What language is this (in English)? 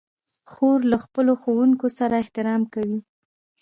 Pashto